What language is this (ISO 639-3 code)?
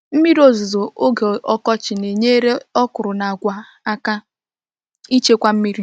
ibo